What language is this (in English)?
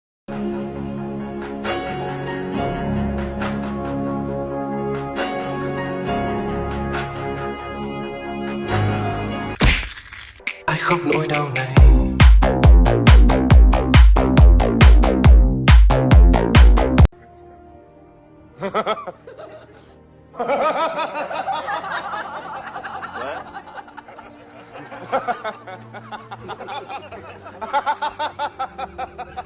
Vietnamese